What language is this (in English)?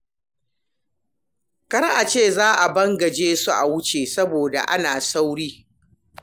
Hausa